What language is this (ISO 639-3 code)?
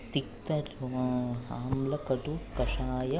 san